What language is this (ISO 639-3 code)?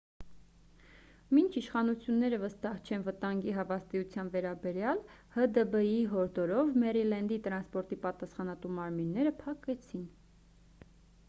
hye